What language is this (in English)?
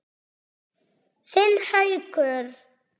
Icelandic